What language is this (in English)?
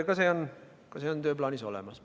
Estonian